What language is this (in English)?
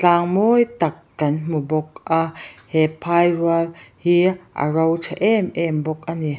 Mizo